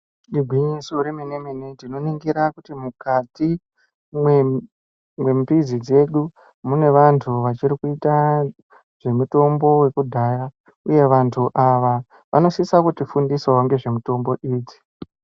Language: Ndau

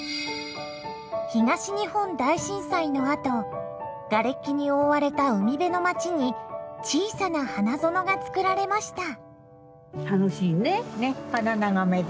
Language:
Japanese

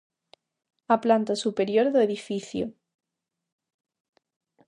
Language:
Galician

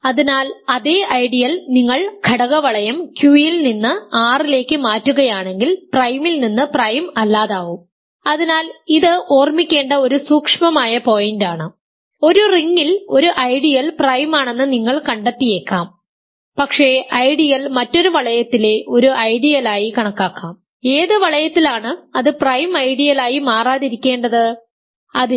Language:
Malayalam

